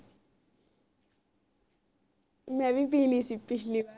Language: Punjabi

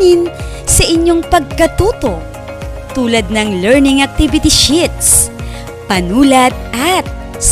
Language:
Filipino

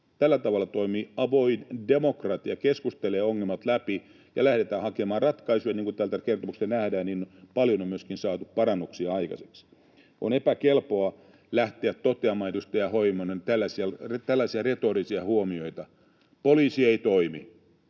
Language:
Finnish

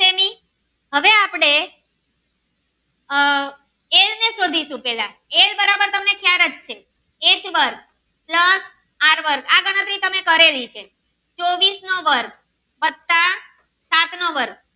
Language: Gujarati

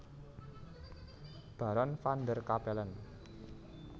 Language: Javanese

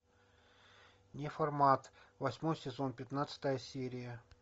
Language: Russian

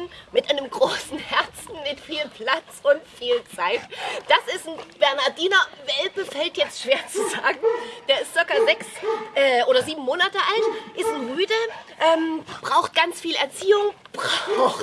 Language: German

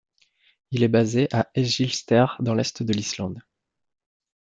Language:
French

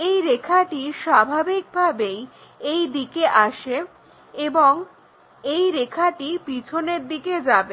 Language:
Bangla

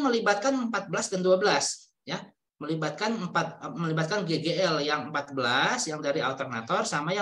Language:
Indonesian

